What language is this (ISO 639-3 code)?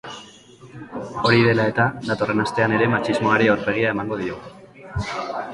eus